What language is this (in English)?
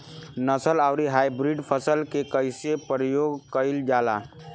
Bhojpuri